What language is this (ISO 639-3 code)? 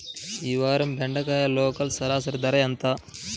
tel